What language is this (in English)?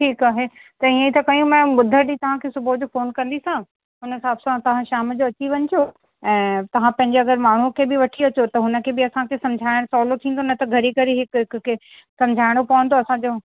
Sindhi